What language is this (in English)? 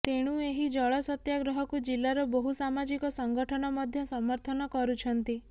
Odia